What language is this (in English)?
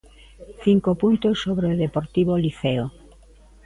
Galician